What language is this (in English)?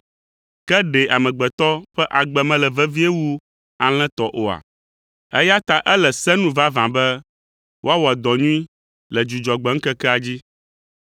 Ewe